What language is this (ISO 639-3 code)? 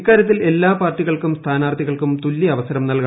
mal